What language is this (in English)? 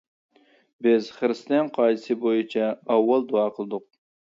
Uyghur